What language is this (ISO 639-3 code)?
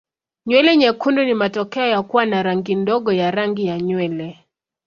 swa